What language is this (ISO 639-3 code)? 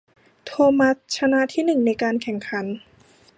tha